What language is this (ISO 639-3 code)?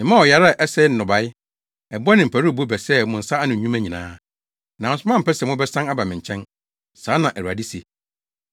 aka